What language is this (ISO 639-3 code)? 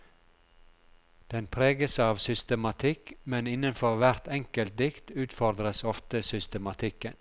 nor